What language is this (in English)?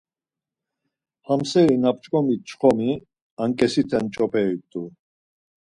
Laz